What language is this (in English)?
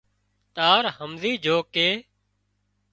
Wadiyara Koli